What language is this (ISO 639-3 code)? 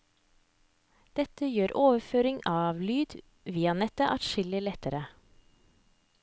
nor